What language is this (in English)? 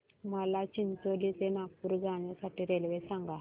Marathi